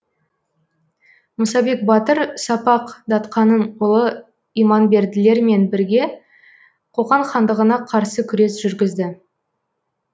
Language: Kazakh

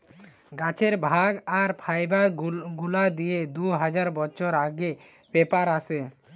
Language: Bangla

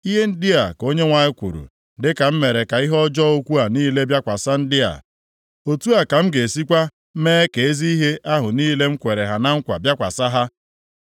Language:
Igbo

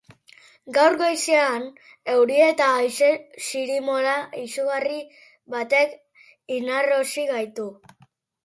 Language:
Basque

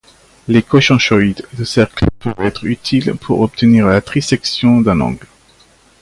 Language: French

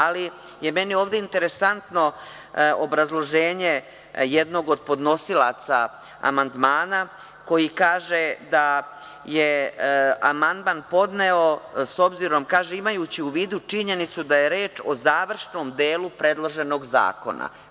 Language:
Serbian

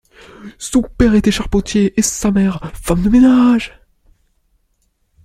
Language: French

